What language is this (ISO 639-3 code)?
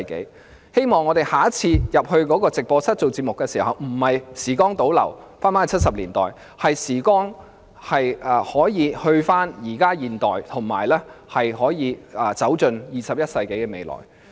yue